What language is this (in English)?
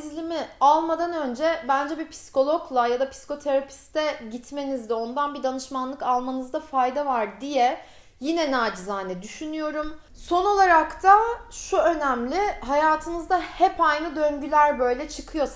Turkish